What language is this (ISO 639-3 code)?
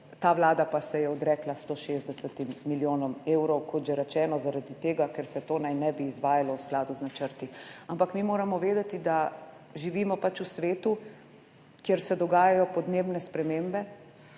slv